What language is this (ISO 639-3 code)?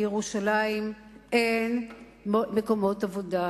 heb